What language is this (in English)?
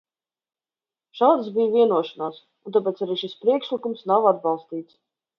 Latvian